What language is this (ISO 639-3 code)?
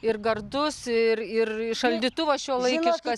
lit